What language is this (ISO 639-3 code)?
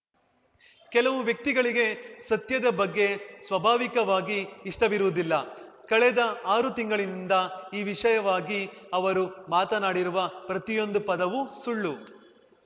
kan